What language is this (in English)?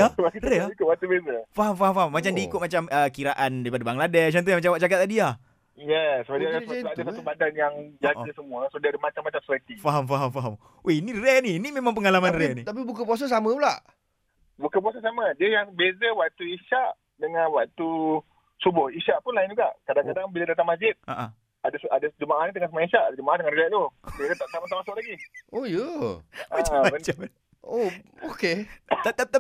Malay